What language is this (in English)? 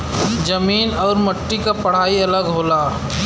Bhojpuri